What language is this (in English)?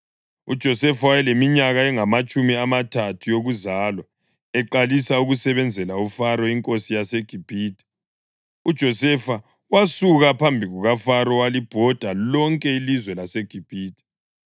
North Ndebele